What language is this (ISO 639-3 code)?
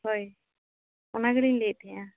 sat